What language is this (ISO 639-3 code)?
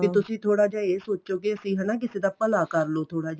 pan